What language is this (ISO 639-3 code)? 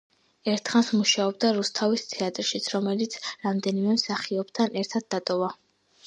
kat